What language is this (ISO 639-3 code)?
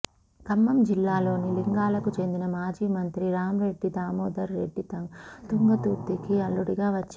tel